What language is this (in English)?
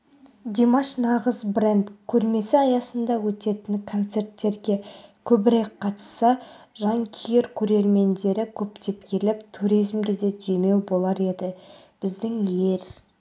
Kazakh